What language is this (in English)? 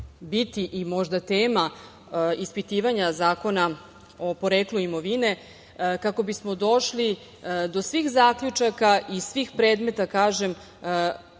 Serbian